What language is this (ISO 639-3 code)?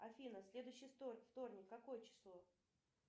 rus